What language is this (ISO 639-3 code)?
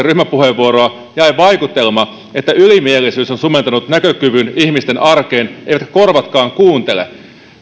fin